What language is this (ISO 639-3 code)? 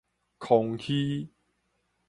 nan